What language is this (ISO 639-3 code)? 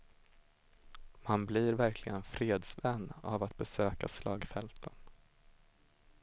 swe